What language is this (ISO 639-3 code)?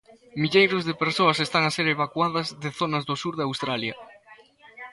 glg